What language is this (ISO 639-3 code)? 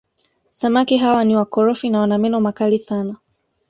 swa